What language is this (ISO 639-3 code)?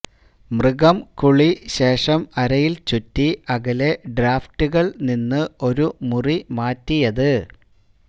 mal